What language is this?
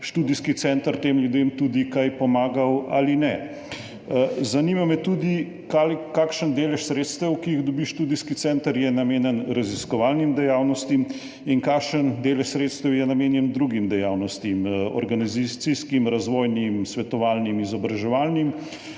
Slovenian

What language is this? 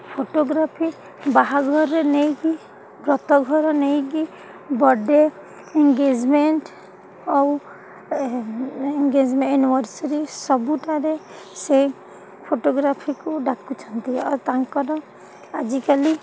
Odia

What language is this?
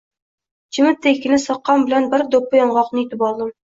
Uzbek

